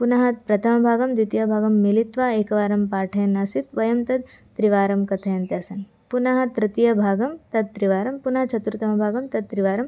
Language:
Sanskrit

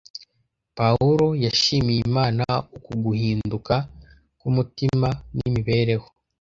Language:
Kinyarwanda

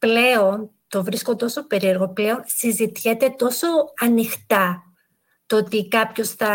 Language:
Greek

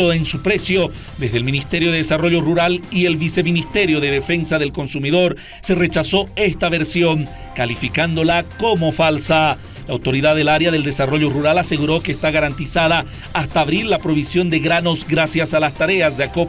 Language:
Spanish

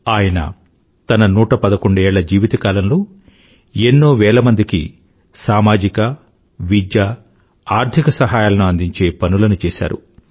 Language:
Telugu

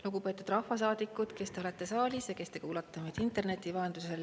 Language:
Estonian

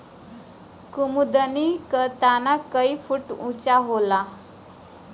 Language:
Bhojpuri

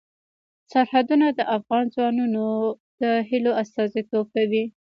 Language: Pashto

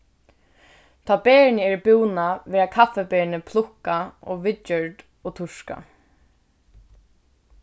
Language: Faroese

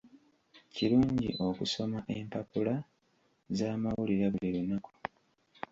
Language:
Ganda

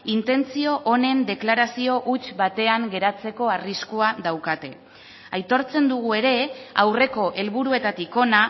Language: Basque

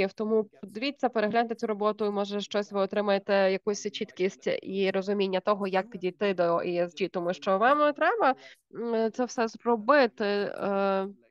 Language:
Ukrainian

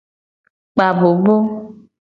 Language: Gen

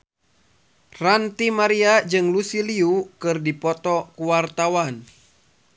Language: Sundanese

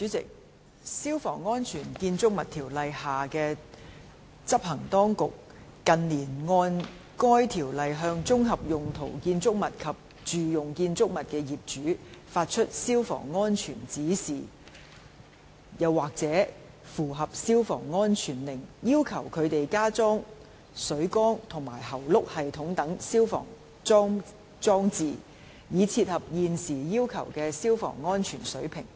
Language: Cantonese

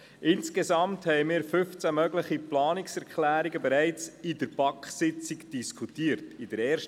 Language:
Swiss German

